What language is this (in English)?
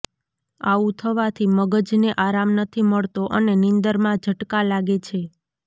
Gujarati